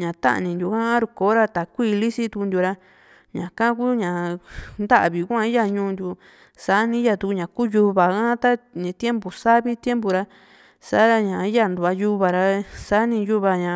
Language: Juxtlahuaca Mixtec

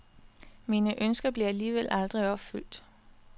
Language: Danish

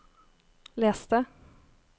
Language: Norwegian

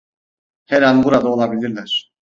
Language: Turkish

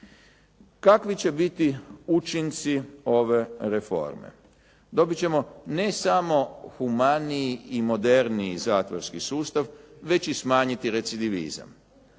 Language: Croatian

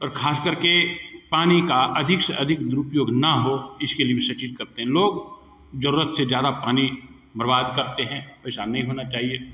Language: Hindi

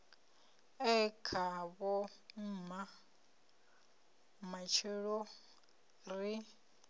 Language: Venda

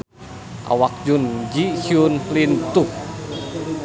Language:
Sundanese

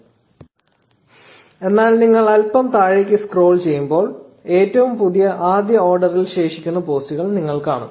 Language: Malayalam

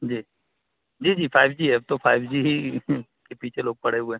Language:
Urdu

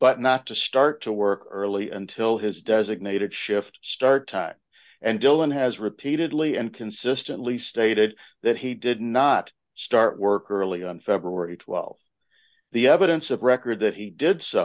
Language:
English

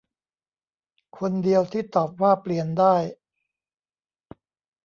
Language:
Thai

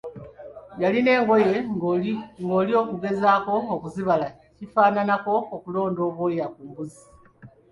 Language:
Ganda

